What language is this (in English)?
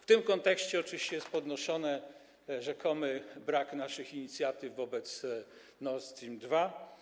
Polish